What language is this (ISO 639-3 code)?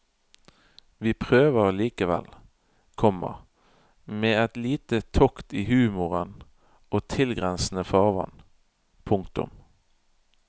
nor